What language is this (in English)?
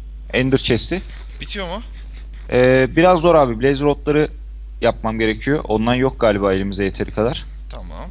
Turkish